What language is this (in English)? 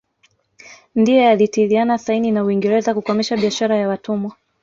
Swahili